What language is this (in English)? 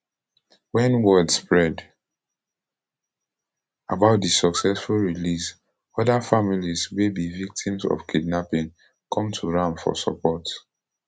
Nigerian Pidgin